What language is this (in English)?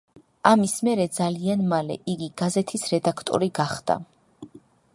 Georgian